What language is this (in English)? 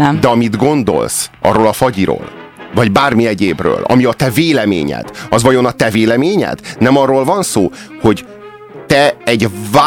Hungarian